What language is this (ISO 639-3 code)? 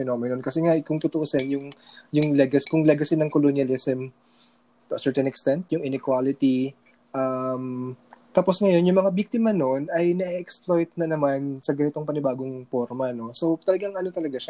fil